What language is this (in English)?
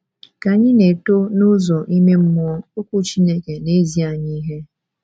Igbo